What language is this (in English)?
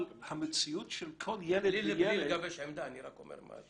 Hebrew